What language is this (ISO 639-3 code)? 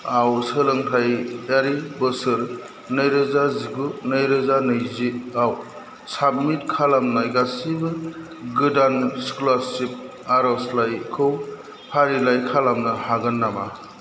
brx